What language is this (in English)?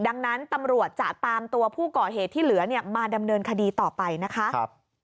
Thai